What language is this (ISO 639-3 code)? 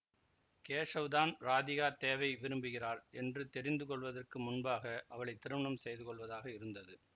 tam